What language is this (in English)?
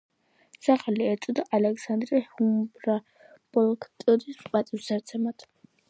Georgian